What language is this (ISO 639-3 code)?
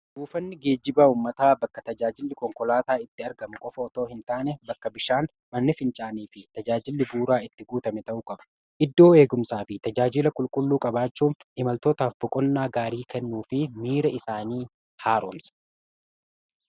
orm